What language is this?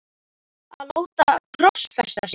Icelandic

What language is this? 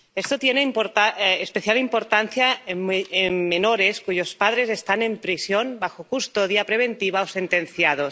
Spanish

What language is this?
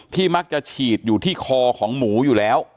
Thai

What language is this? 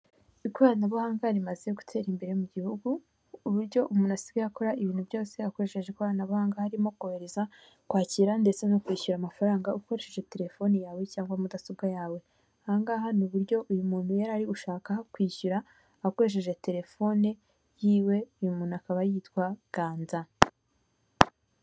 Kinyarwanda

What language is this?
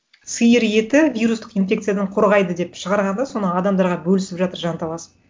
Kazakh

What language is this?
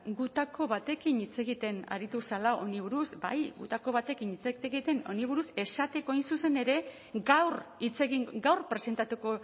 Basque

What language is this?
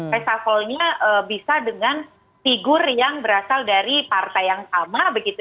Indonesian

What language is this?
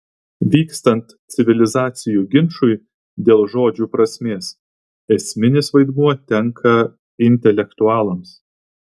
Lithuanian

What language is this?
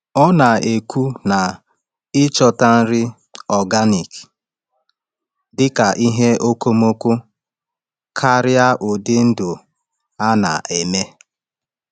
Igbo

